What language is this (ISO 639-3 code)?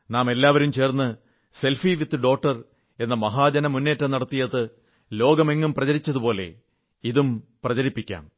mal